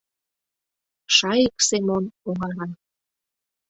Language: Mari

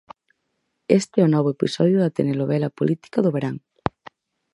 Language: Galician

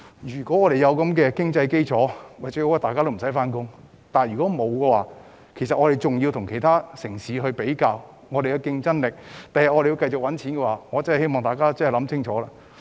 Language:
Cantonese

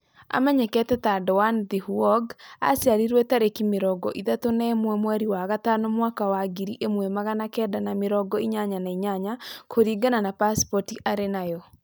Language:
Kikuyu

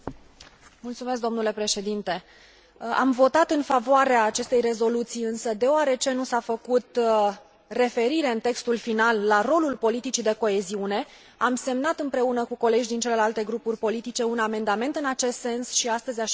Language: Romanian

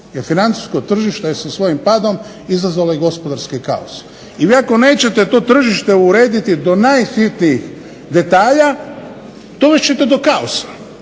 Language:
Croatian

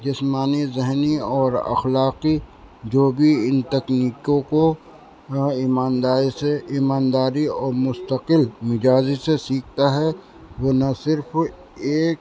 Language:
Urdu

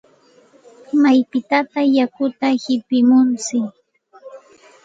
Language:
Santa Ana de Tusi Pasco Quechua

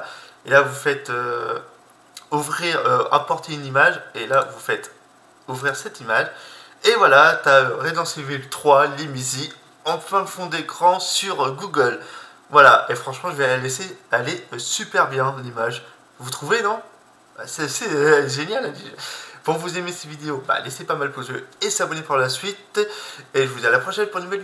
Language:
French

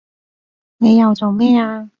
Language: Cantonese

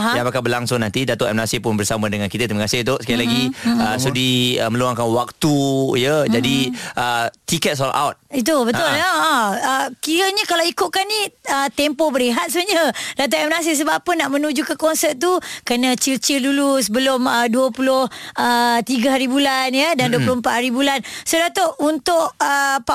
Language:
Malay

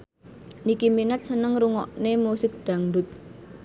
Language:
Javanese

